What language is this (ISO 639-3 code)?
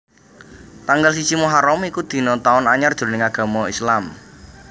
jav